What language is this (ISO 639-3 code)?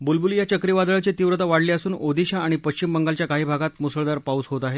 mar